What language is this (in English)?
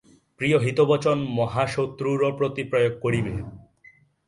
Bangla